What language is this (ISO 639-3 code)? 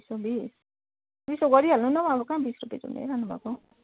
nep